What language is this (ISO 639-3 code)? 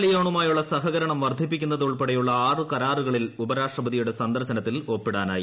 mal